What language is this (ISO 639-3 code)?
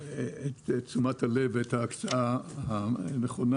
heb